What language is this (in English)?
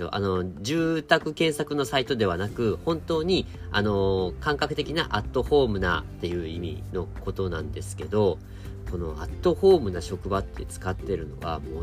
Japanese